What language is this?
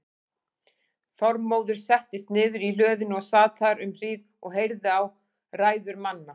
Icelandic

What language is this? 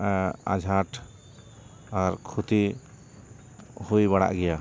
Santali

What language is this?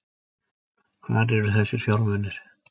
Icelandic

